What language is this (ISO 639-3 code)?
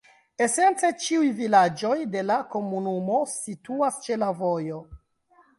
epo